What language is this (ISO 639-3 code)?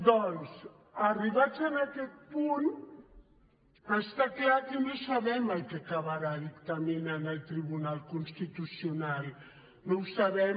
cat